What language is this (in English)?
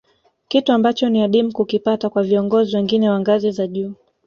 Swahili